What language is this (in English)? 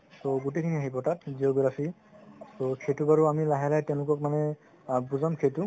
Assamese